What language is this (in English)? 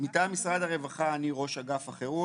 Hebrew